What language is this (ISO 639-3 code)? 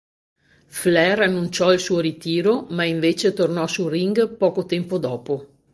ita